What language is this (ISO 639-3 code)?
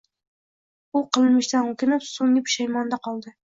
uzb